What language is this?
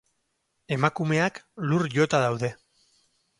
Basque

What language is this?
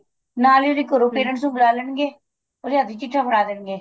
Punjabi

